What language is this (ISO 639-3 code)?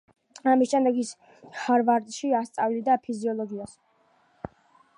kat